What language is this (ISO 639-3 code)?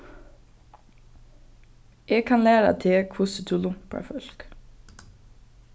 fao